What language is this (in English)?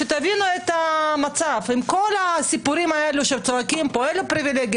Hebrew